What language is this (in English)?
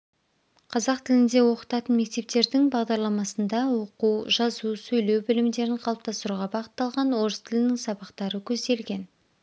Kazakh